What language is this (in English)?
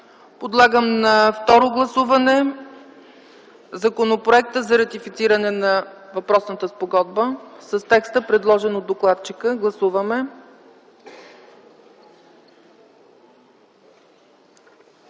Bulgarian